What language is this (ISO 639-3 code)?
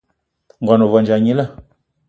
eto